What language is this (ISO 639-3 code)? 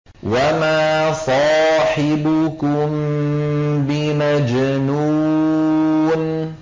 ara